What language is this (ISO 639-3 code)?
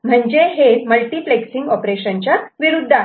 mar